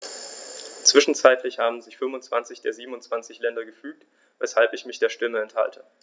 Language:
German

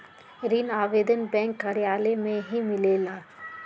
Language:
Magahi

